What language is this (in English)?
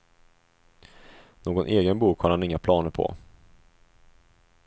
Swedish